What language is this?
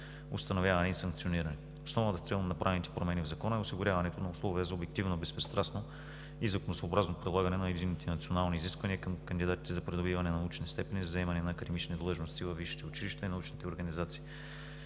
Bulgarian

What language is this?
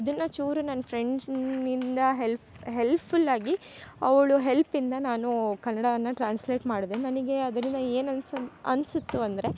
Kannada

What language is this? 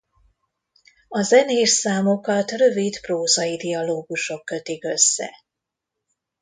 Hungarian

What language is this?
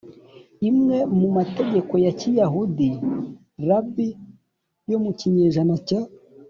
Kinyarwanda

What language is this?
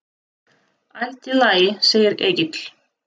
Icelandic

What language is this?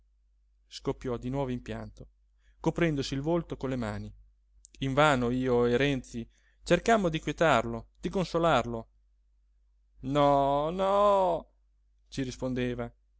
Italian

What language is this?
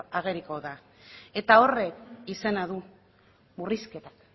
Basque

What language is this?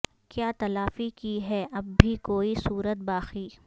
Urdu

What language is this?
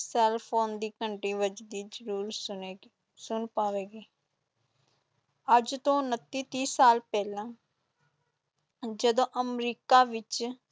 Punjabi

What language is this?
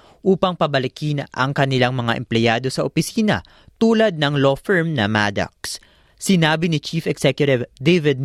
Filipino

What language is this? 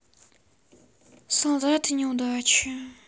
Russian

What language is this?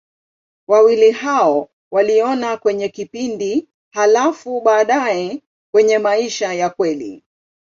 Swahili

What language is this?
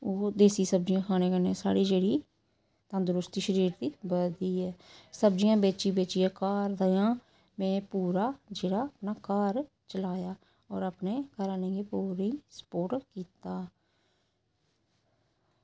Dogri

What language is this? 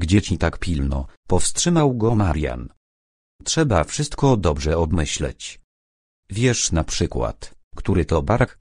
Polish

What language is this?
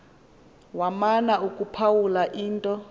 Xhosa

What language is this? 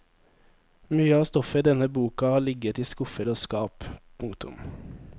Norwegian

